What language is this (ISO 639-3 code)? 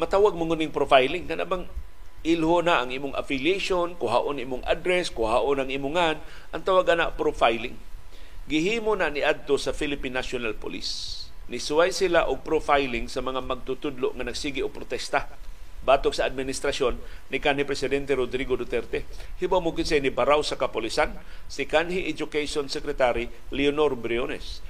fil